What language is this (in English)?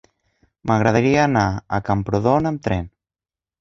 Catalan